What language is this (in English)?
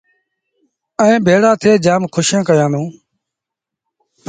Sindhi Bhil